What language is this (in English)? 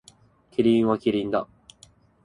Japanese